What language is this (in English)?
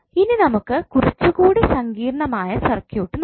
Malayalam